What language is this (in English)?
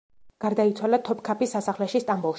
Georgian